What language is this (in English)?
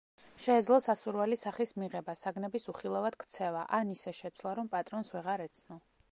Georgian